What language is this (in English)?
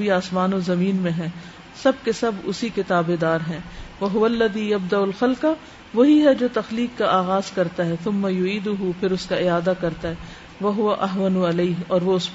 Urdu